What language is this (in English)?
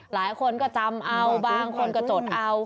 Thai